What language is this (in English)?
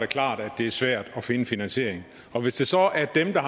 Danish